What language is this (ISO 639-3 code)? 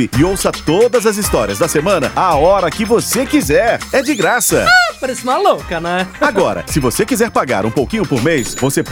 por